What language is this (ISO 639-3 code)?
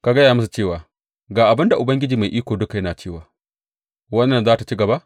hau